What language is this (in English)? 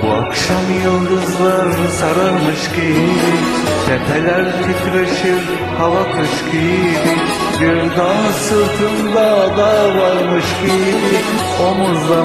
Turkish